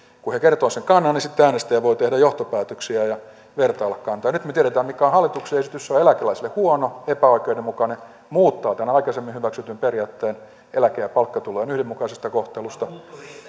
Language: Finnish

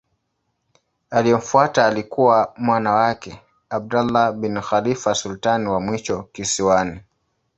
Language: Swahili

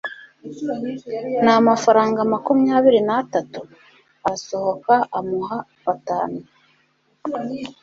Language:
Kinyarwanda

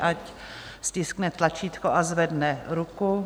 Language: Czech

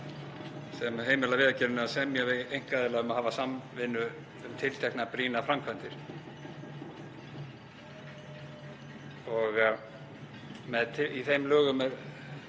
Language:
Icelandic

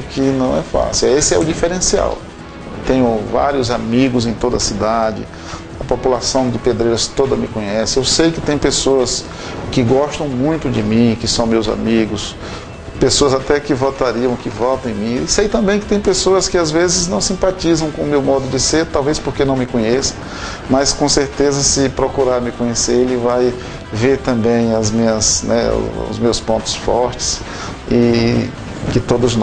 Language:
Portuguese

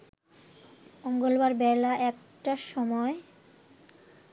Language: Bangla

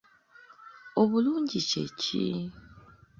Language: Ganda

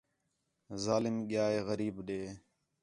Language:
Khetrani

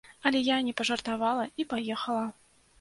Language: Belarusian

